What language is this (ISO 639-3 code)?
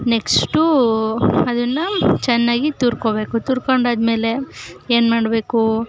kan